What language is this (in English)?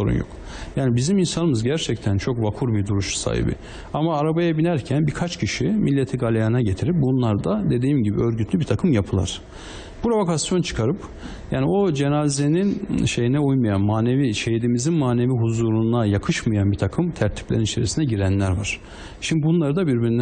Turkish